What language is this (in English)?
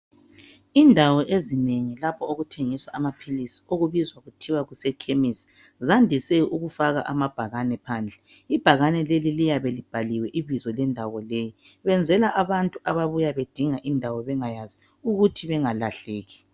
North Ndebele